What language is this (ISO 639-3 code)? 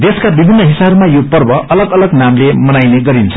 nep